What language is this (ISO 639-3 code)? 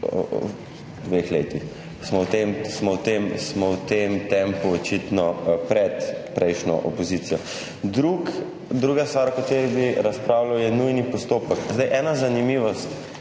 slv